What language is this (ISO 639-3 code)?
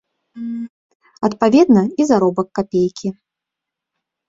bel